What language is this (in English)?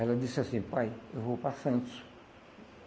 Portuguese